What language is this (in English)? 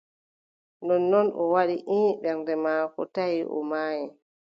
Adamawa Fulfulde